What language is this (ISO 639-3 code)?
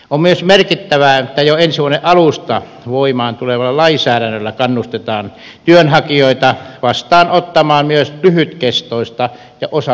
fin